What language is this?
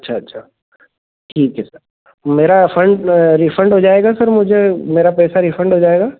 Hindi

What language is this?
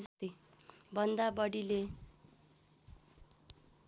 Nepali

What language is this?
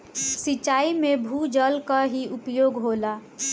Bhojpuri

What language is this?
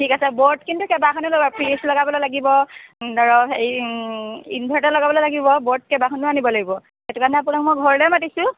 Assamese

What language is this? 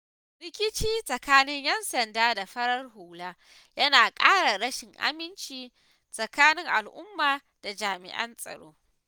Hausa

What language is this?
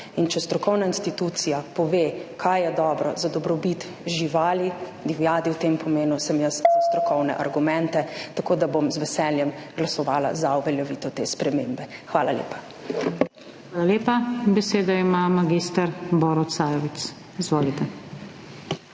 Slovenian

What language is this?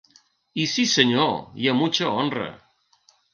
Catalan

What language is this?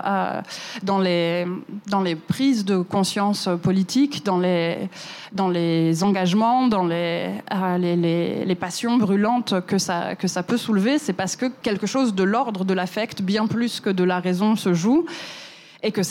French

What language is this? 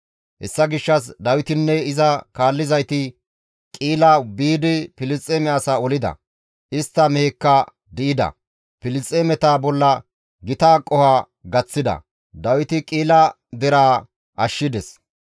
Gamo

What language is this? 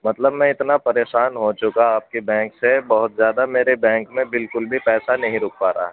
Urdu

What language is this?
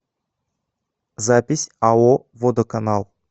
Russian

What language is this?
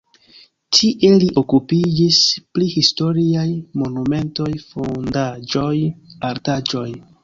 Esperanto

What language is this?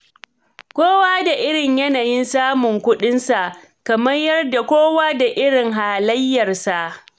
Hausa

